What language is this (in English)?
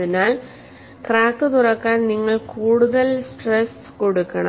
Malayalam